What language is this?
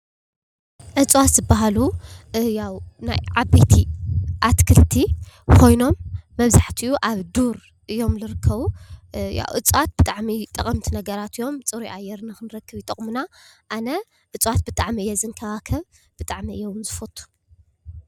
Tigrinya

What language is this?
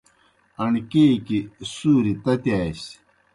Kohistani Shina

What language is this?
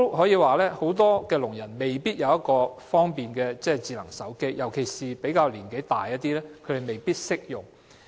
Cantonese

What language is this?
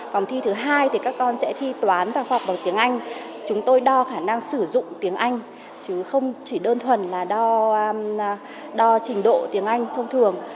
Vietnamese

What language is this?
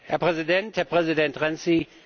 German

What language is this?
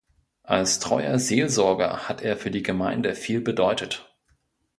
German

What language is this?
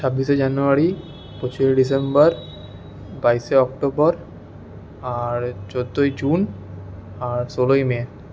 Bangla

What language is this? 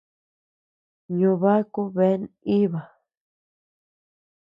Tepeuxila Cuicatec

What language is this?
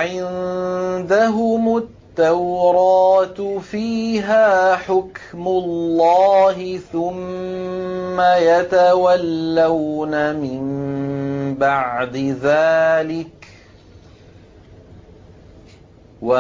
Arabic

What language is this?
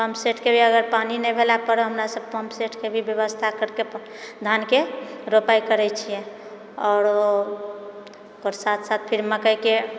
Maithili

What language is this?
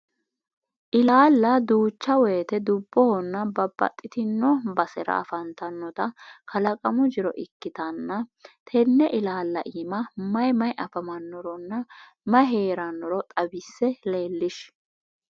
Sidamo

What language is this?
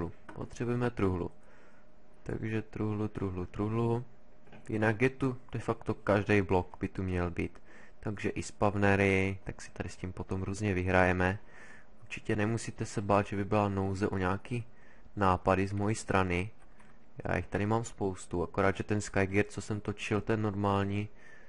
Czech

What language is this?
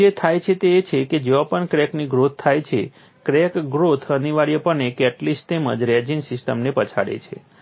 Gujarati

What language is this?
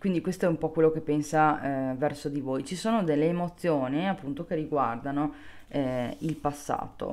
Italian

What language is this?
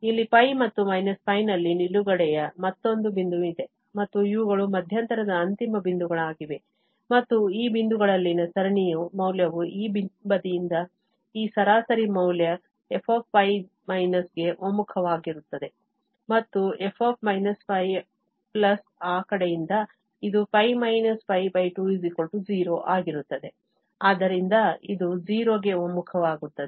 Kannada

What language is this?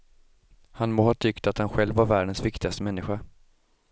Swedish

